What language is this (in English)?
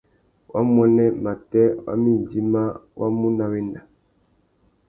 Tuki